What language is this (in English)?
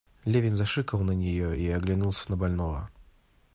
Russian